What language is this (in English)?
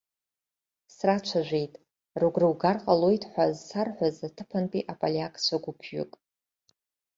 Abkhazian